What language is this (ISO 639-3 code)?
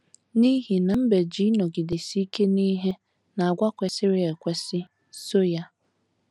ibo